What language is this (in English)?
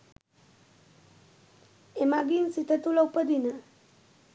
Sinhala